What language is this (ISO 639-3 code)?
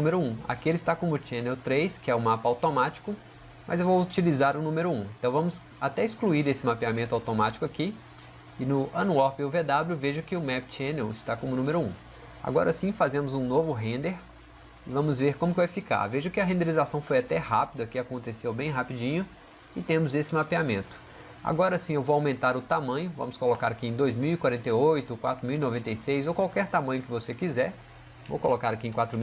por